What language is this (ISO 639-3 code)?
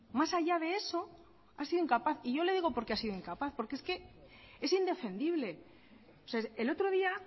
spa